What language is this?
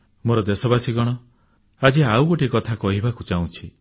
Odia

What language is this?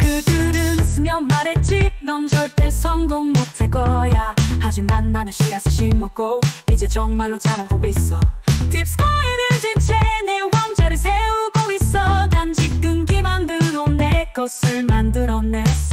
Korean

